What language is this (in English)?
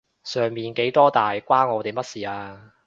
Cantonese